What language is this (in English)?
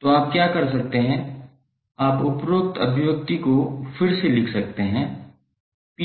Hindi